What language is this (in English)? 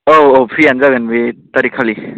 Bodo